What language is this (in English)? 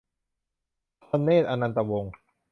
Thai